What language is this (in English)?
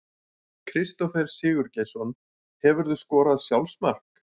Icelandic